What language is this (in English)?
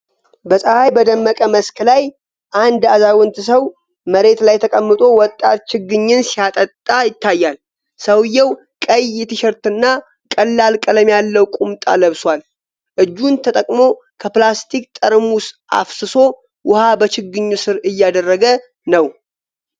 Amharic